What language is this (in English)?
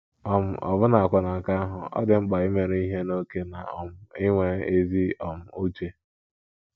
Igbo